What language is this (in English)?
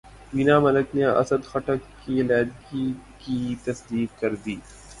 Urdu